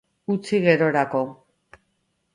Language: Basque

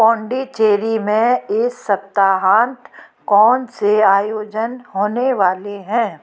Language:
Hindi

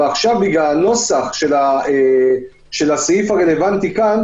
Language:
Hebrew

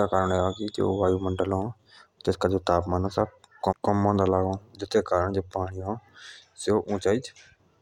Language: Jaunsari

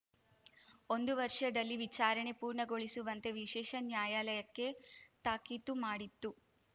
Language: Kannada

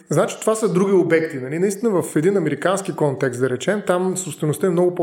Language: Bulgarian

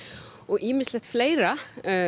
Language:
Icelandic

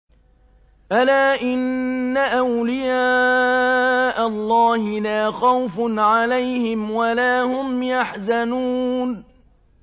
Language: Arabic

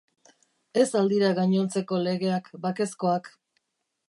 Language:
Basque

